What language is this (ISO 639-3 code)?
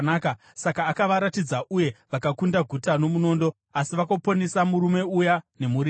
sna